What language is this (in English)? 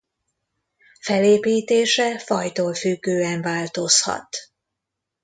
Hungarian